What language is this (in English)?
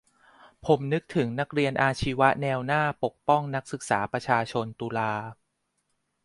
Thai